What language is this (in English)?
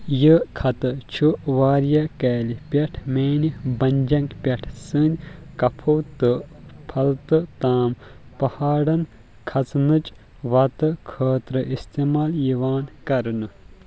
Kashmiri